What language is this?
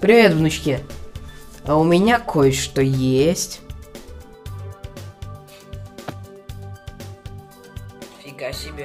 Russian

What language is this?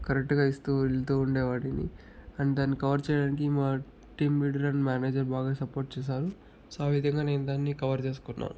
Telugu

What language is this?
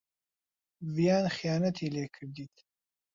Central Kurdish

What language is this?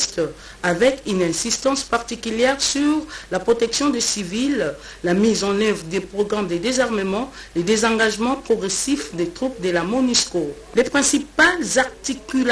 French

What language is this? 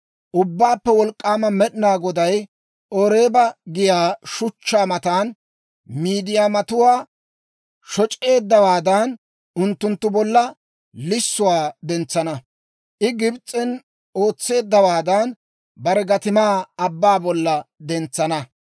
Dawro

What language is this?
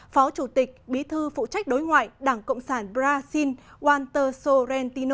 Vietnamese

